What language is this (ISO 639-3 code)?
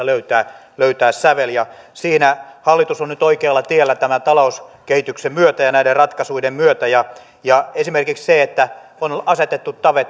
fin